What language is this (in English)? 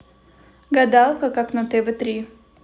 Russian